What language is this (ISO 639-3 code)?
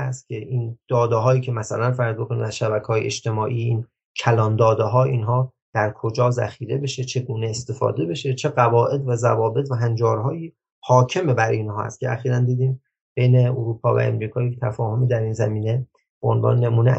fas